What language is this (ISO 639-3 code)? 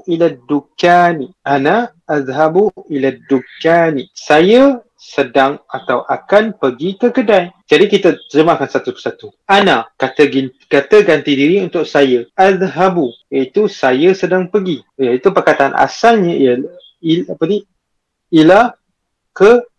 msa